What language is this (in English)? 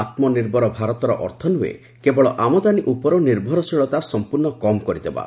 Odia